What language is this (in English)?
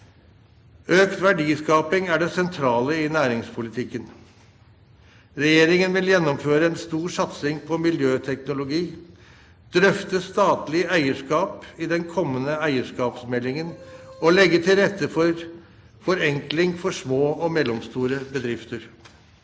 Norwegian